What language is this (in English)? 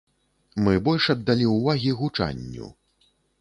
Belarusian